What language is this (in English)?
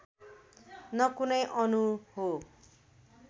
Nepali